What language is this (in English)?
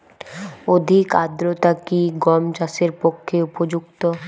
Bangla